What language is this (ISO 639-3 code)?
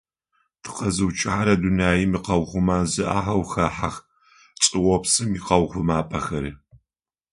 ady